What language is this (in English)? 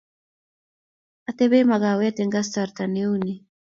Kalenjin